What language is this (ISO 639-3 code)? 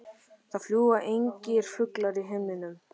isl